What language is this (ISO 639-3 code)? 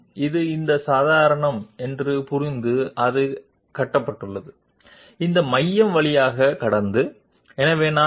tel